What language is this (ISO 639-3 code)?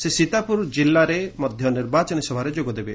ori